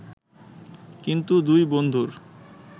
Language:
Bangla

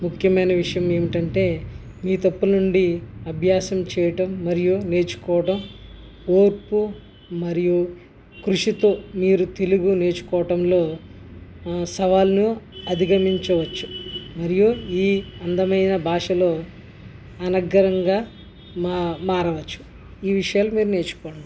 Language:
Telugu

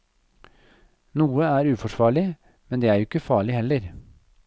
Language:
Norwegian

